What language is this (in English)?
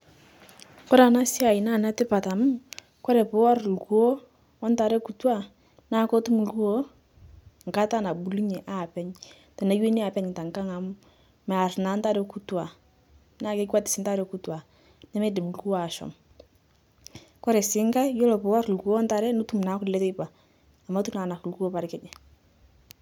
Masai